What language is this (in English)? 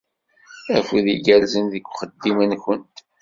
Kabyle